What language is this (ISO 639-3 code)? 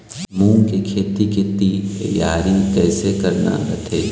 hne